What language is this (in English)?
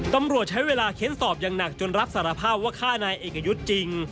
Thai